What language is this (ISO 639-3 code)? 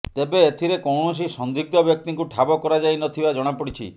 ori